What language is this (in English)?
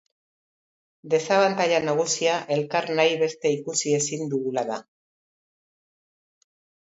Basque